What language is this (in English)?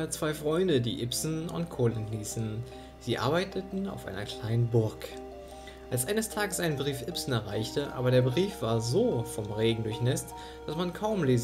German